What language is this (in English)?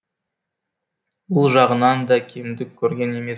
Kazakh